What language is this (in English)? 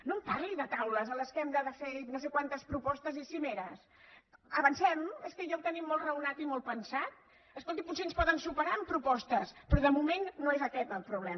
Catalan